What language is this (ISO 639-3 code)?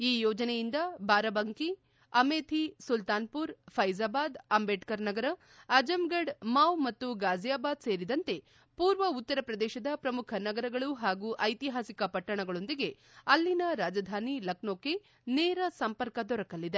kan